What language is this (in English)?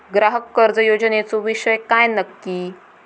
Marathi